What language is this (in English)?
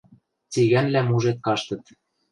Western Mari